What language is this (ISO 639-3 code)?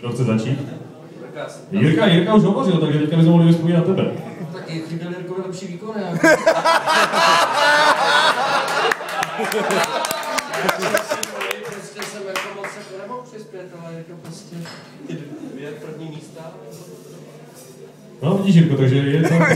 ces